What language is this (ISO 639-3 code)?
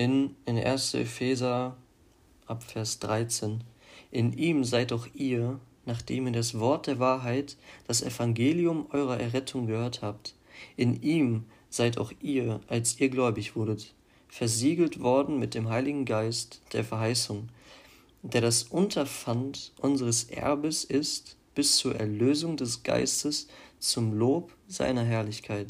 deu